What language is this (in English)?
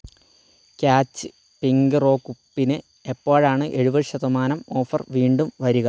Malayalam